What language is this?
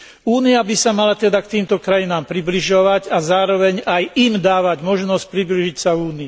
Slovak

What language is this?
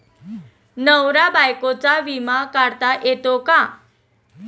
Marathi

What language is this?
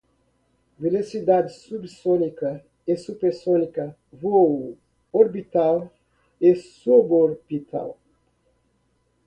Portuguese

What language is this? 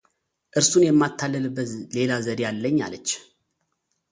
Amharic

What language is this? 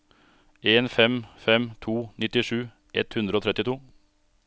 Norwegian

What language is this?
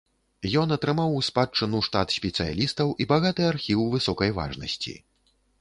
Belarusian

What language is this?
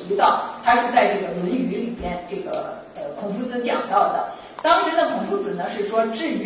Chinese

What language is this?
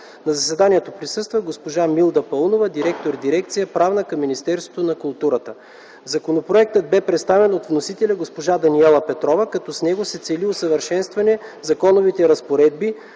Bulgarian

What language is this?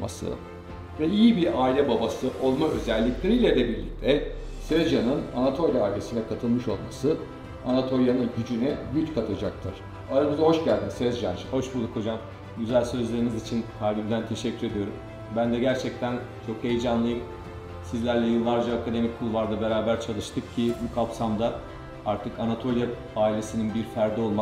Turkish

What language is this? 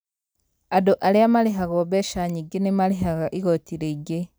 Kikuyu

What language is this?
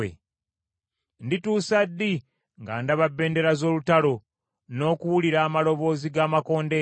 Ganda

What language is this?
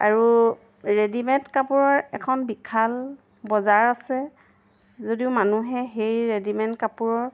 Assamese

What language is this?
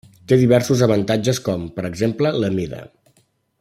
Catalan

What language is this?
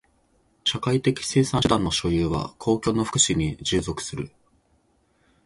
Japanese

